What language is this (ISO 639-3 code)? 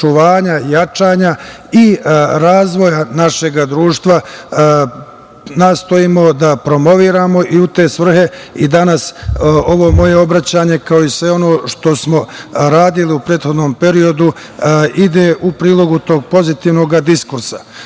srp